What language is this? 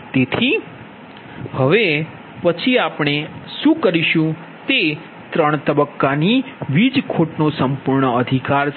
Gujarati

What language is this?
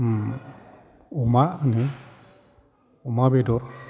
Bodo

